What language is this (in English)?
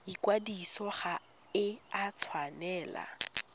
Tswana